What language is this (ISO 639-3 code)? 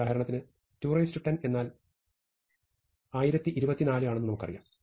mal